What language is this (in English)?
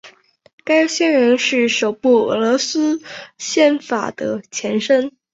Chinese